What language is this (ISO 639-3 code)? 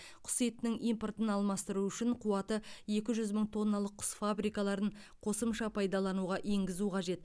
kaz